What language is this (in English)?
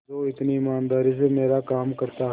Hindi